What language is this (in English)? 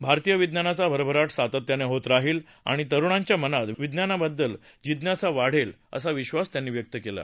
Marathi